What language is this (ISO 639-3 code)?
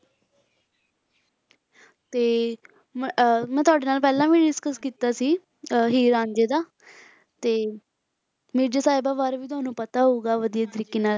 pan